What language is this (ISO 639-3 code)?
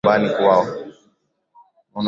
swa